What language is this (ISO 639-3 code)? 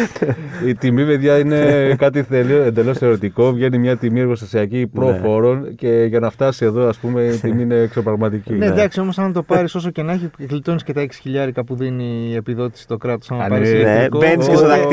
ell